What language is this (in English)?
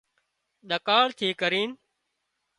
Wadiyara Koli